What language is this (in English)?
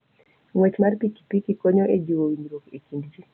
Luo (Kenya and Tanzania)